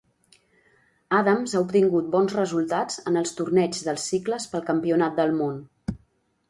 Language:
Catalan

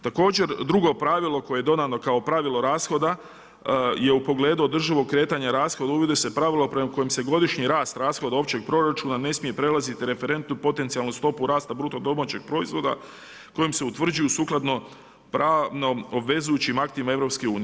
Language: Croatian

